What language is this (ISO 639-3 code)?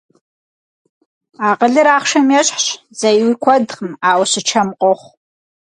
kbd